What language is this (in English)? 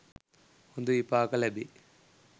Sinhala